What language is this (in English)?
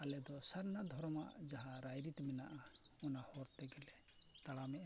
Santali